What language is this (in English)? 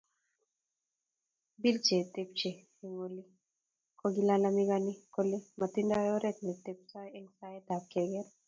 Kalenjin